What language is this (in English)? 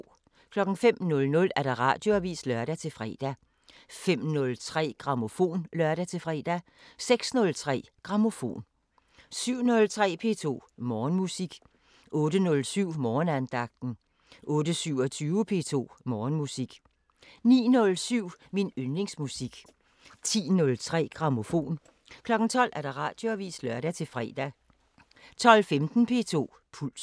Danish